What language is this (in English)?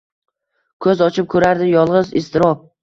Uzbek